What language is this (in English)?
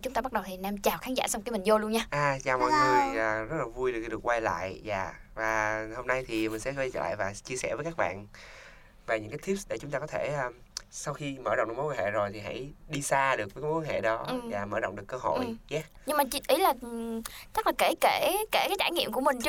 Vietnamese